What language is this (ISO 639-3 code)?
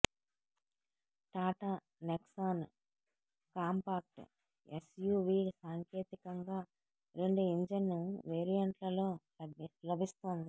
tel